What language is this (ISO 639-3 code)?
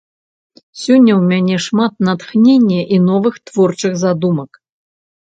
bel